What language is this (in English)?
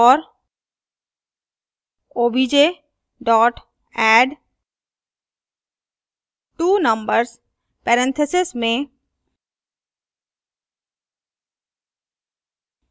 Hindi